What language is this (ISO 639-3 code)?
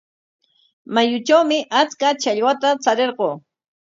qwa